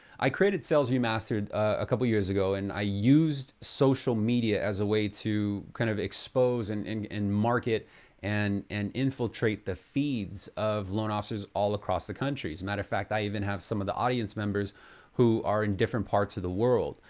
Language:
English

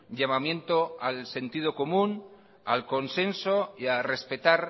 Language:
Spanish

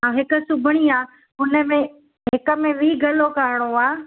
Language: Sindhi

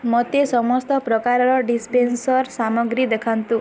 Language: Odia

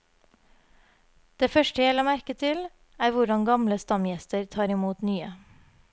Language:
Norwegian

